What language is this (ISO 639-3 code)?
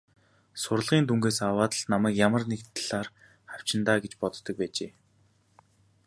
mon